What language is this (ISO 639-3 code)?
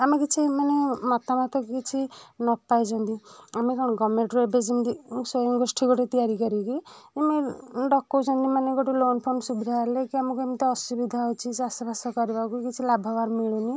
ori